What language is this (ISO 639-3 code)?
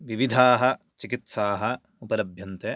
san